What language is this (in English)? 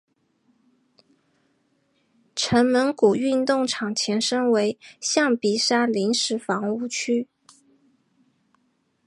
Chinese